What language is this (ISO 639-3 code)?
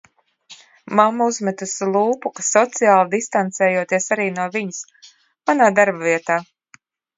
lav